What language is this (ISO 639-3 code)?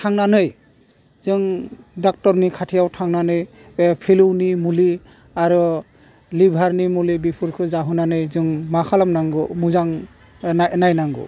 brx